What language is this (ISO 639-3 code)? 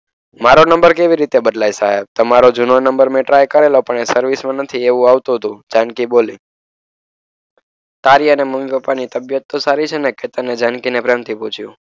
guj